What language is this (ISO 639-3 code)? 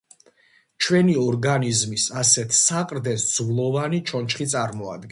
kat